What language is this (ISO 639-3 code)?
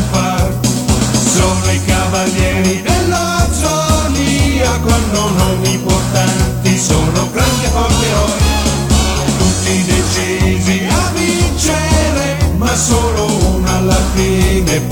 ita